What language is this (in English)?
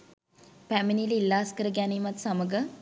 Sinhala